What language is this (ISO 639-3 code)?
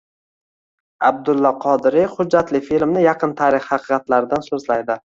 uzb